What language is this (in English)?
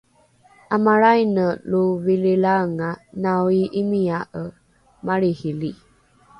Rukai